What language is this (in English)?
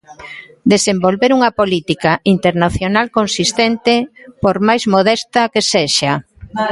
Galician